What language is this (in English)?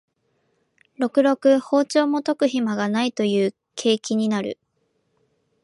Japanese